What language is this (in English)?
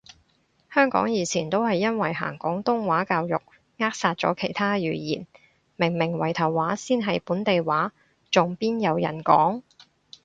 Cantonese